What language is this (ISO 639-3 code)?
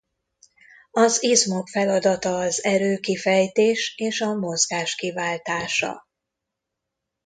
hun